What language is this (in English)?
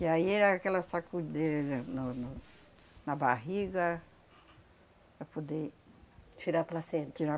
Portuguese